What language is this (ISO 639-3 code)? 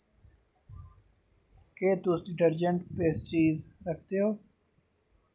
doi